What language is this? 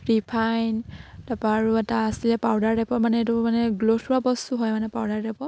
Assamese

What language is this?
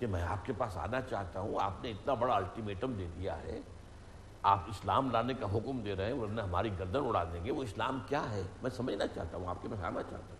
Urdu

